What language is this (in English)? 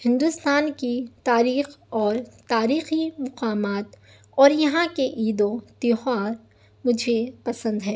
Urdu